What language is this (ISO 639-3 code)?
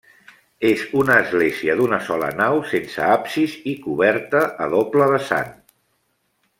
cat